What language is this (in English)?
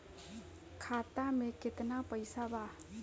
Bhojpuri